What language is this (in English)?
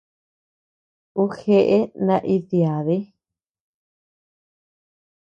Tepeuxila Cuicatec